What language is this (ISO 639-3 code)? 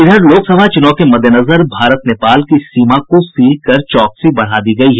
hin